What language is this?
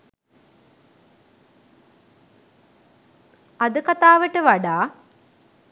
Sinhala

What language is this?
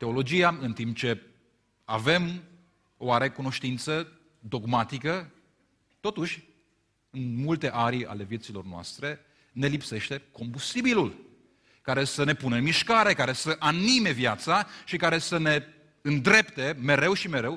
Romanian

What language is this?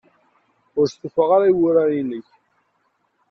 Kabyle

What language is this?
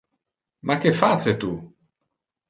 Interlingua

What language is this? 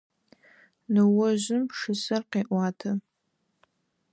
Adyghe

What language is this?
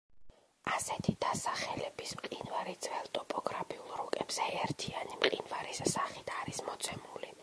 Georgian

